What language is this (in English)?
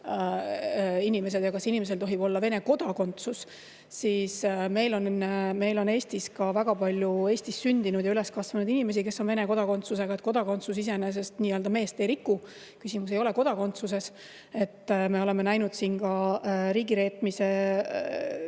Estonian